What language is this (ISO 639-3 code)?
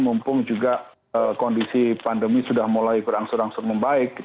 ind